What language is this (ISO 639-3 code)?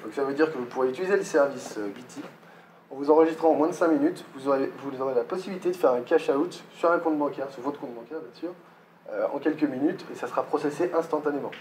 fra